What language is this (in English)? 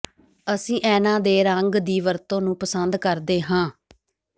Punjabi